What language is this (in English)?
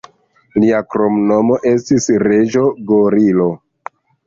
Esperanto